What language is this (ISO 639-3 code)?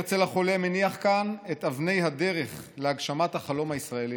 heb